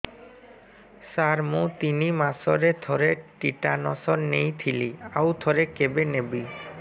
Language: Odia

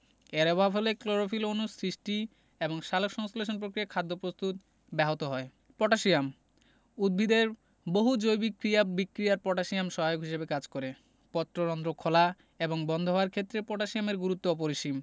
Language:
Bangla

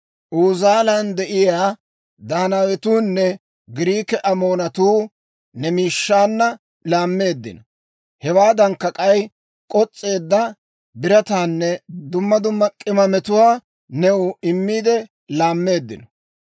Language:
Dawro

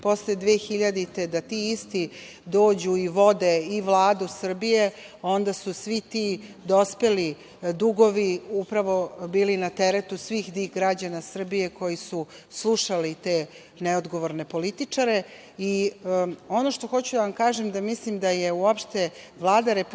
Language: Serbian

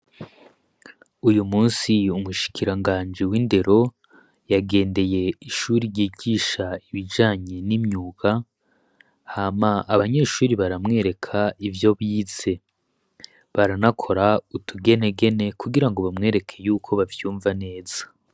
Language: Rundi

